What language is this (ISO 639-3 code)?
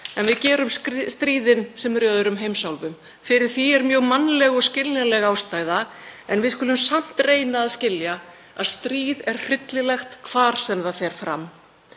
isl